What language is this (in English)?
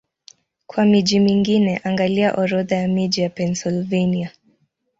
Swahili